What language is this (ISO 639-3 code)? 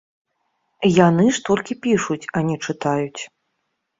bel